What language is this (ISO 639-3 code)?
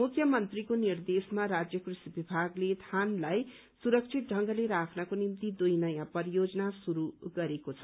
nep